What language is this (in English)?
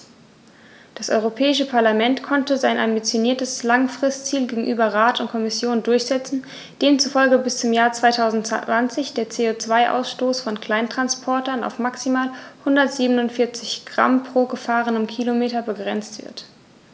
German